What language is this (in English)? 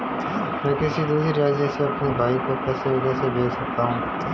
Hindi